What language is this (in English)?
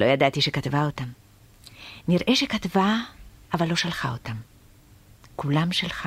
Hebrew